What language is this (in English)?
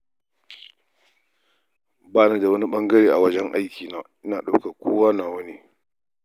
Hausa